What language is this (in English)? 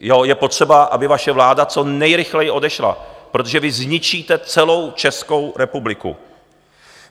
Czech